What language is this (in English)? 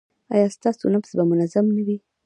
Pashto